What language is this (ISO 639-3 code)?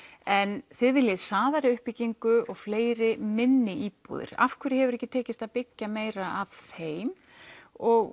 isl